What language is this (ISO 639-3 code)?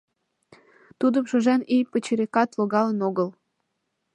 chm